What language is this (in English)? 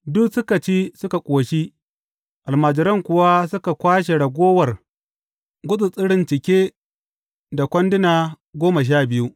Hausa